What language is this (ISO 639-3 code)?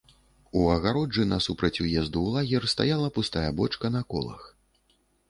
bel